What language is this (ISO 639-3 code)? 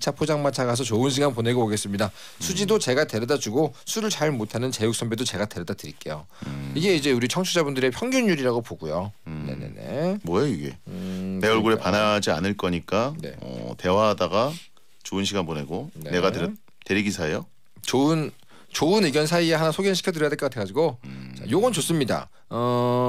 kor